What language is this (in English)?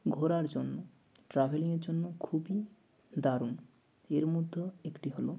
Bangla